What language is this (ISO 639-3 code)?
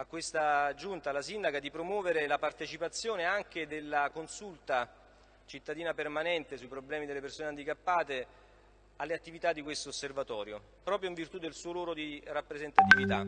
ita